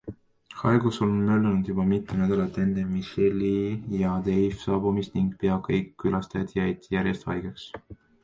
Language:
Estonian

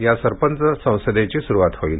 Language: Marathi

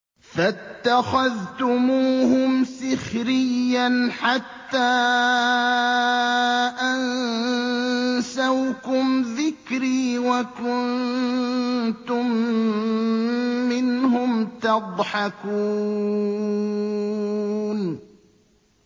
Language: Arabic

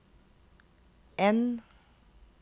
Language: Norwegian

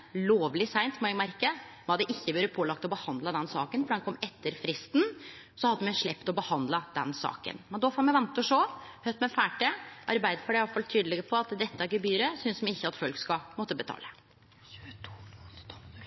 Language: Norwegian Nynorsk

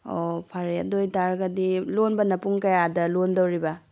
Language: Manipuri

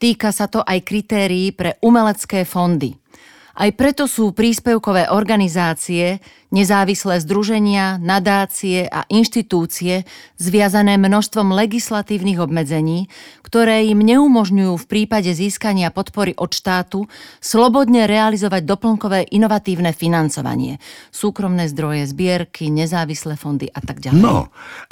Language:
Slovak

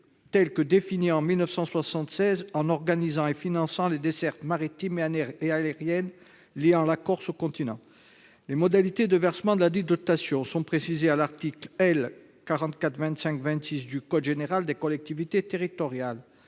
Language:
French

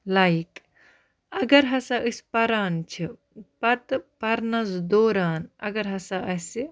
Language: Kashmiri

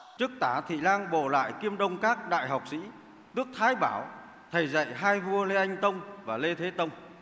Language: Vietnamese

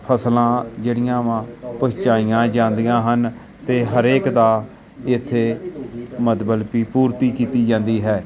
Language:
Punjabi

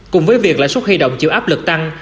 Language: Vietnamese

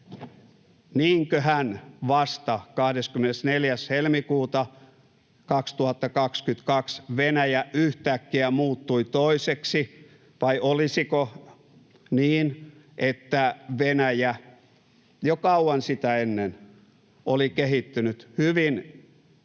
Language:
Finnish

